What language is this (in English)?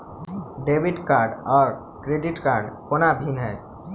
Maithili